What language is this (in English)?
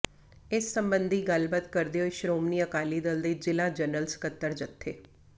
Punjabi